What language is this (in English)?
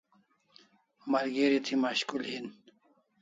Kalasha